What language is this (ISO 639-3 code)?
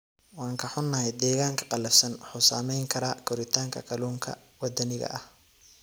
som